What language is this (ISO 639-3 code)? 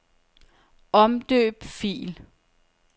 dan